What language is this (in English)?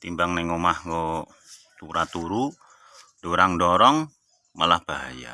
Indonesian